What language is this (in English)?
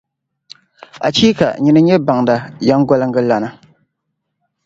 Dagbani